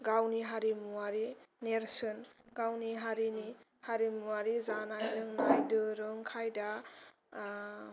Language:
Bodo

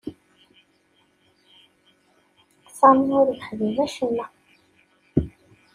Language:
Kabyle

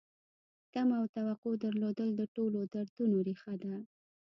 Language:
Pashto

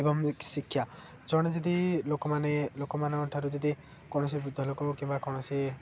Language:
Odia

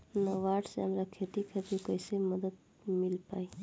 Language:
Bhojpuri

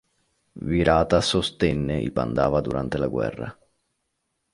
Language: Italian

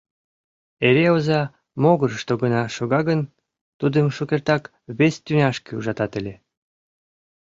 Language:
Mari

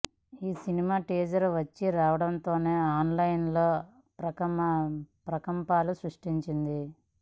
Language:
Telugu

